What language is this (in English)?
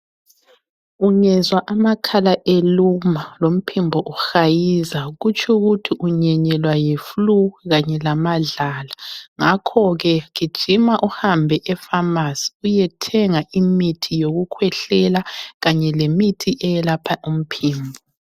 North Ndebele